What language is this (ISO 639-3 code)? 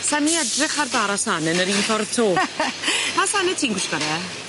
cym